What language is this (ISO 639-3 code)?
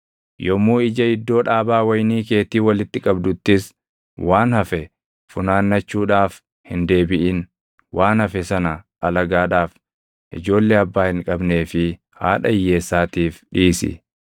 orm